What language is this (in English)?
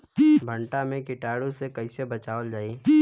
Bhojpuri